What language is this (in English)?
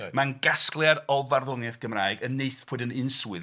Welsh